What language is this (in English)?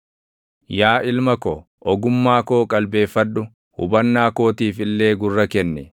Oromo